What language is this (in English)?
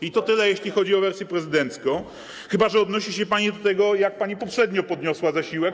Polish